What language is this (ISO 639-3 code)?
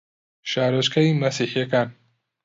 ckb